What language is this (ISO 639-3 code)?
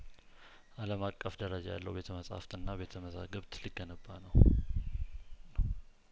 amh